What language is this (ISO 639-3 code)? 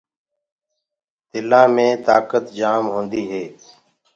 ggg